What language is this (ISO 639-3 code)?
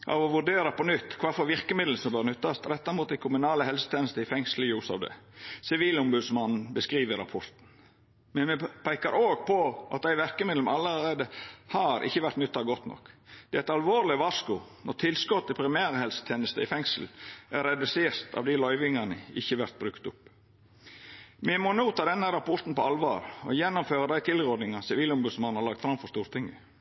nno